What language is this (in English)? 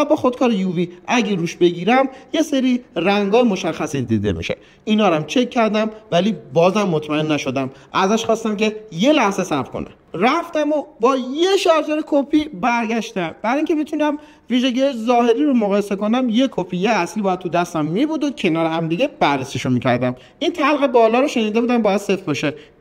Persian